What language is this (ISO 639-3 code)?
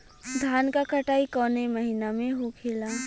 bho